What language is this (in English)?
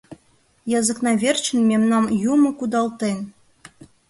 Mari